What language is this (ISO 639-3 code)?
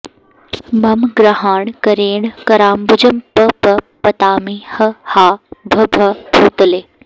san